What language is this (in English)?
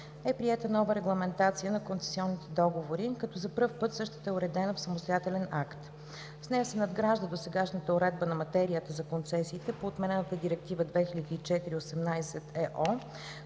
Bulgarian